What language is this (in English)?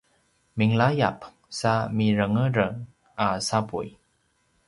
Paiwan